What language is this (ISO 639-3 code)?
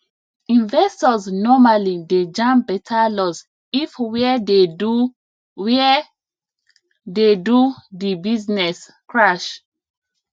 pcm